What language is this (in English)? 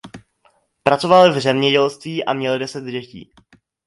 Czech